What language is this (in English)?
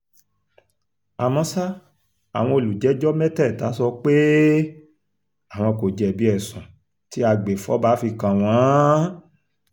Yoruba